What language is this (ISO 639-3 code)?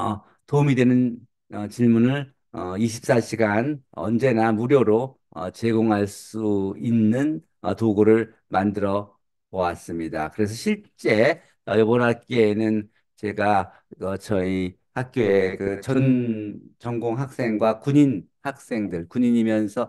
kor